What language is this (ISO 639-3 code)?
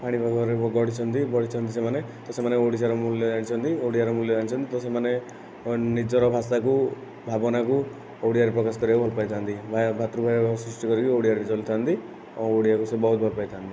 ori